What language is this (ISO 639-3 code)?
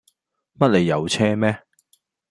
yue